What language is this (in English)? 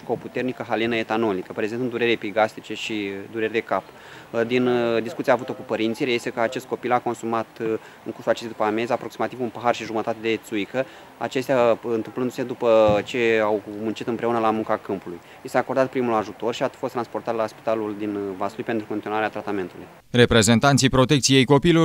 Romanian